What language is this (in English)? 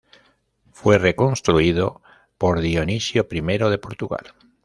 Spanish